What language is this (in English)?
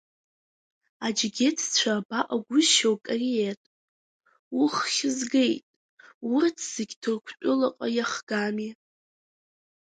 Abkhazian